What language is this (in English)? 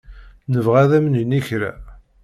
Kabyle